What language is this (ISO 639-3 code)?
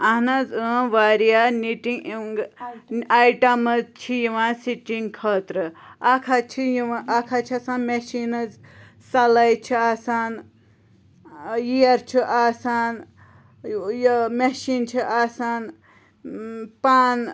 kas